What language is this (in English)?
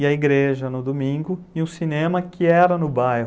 Portuguese